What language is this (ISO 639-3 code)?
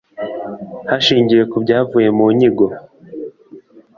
kin